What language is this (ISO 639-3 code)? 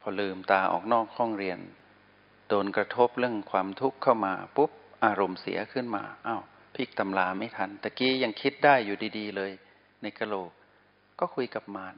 tha